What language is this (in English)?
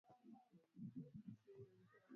Swahili